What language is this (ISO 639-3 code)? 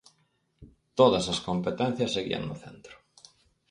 glg